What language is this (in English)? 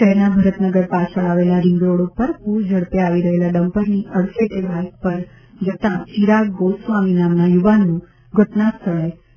Gujarati